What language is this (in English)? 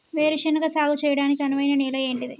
Telugu